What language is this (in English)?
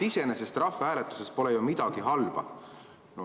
Estonian